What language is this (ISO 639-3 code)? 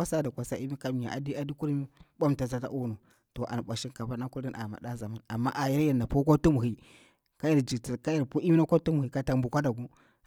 bwr